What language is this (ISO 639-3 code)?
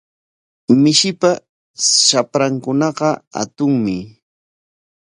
qwa